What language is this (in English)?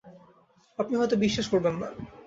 Bangla